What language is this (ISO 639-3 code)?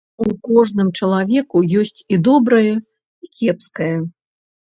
bel